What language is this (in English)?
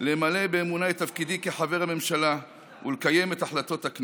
Hebrew